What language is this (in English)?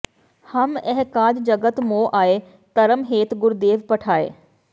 Punjabi